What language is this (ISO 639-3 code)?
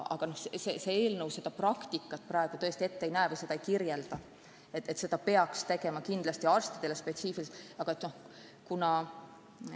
est